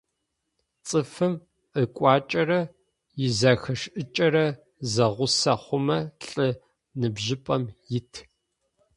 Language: Adyghe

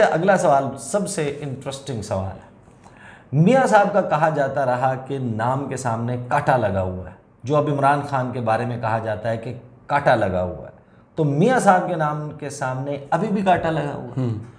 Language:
Hindi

